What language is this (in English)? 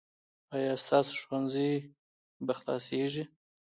Pashto